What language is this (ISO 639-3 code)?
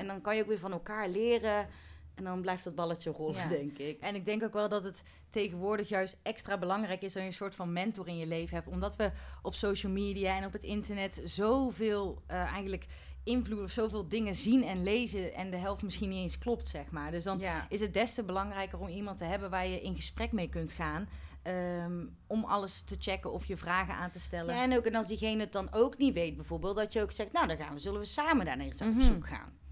nld